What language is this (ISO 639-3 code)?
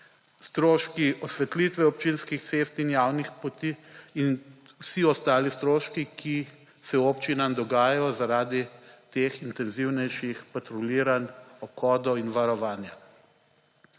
slv